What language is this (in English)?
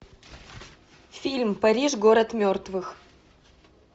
Russian